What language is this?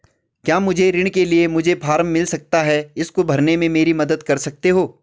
Hindi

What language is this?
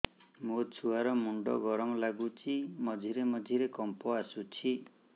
Odia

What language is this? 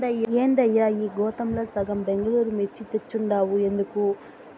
Telugu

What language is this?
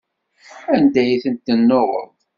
Kabyle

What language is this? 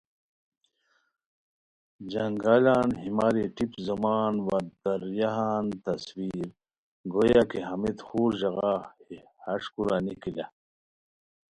Khowar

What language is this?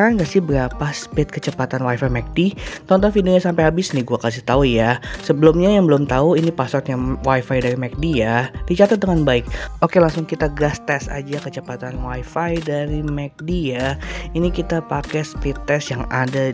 Indonesian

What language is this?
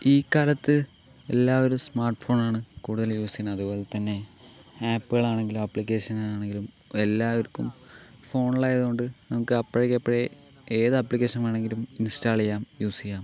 Malayalam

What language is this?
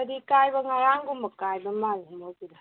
Manipuri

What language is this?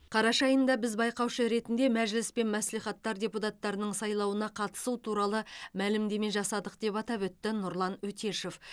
Kazakh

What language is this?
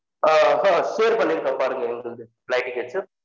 Tamil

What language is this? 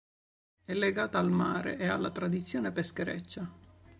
Italian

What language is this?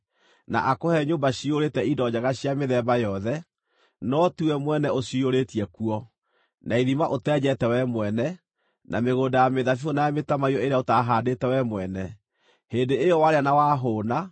Kikuyu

